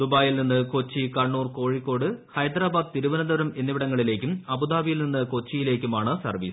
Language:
Malayalam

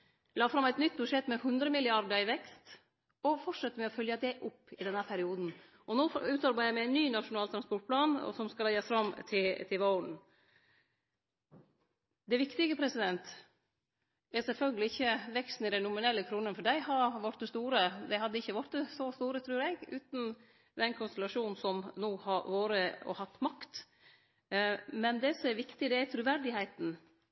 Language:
Norwegian Nynorsk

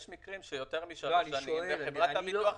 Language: Hebrew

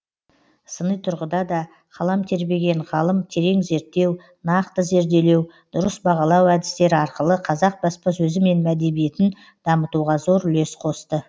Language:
Kazakh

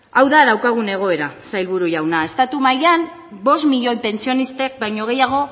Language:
Basque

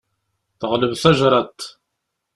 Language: Kabyle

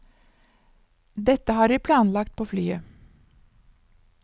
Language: Norwegian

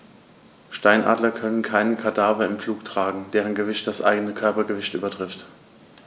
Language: German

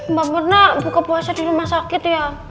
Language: Indonesian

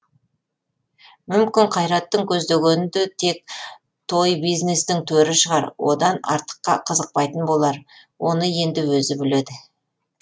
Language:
Kazakh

